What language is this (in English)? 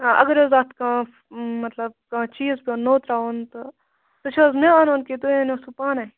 Kashmiri